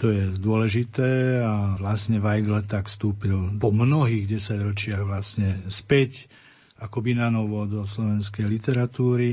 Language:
Slovak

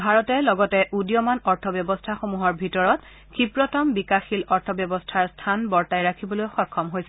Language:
Assamese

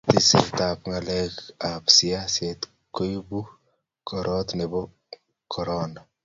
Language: Kalenjin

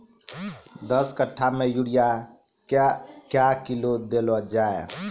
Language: Maithili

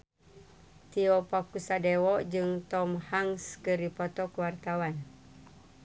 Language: Sundanese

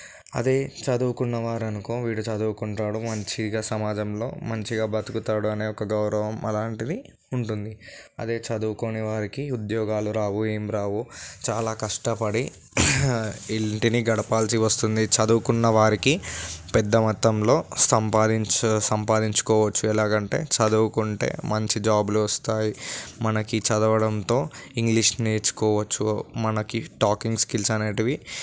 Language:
Telugu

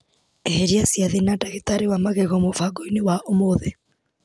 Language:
Kikuyu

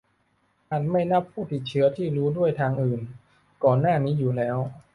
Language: Thai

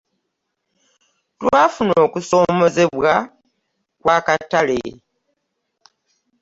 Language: Ganda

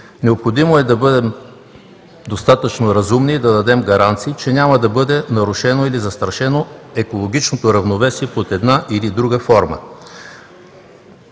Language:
Bulgarian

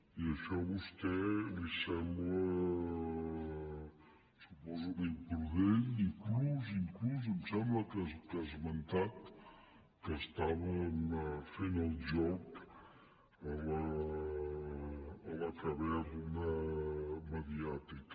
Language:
Catalan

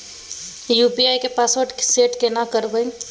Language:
Maithili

